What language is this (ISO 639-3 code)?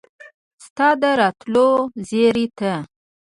pus